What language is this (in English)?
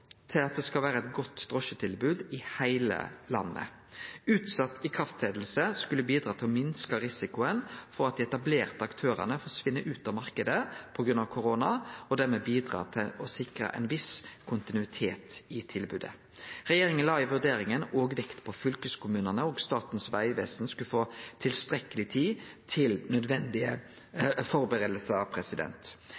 Norwegian Nynorsk